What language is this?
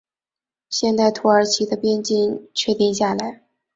Chinese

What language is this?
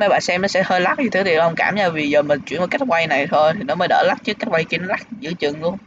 Vietnamese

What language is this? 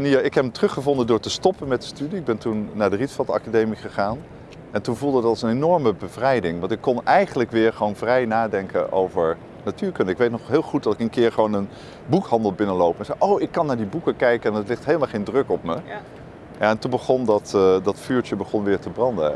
Dutch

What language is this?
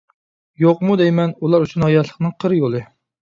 Uyghur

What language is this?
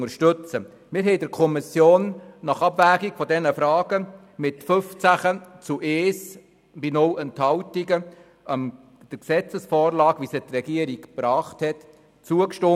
Swiss German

